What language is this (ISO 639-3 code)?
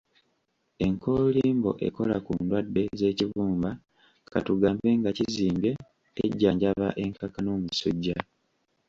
lug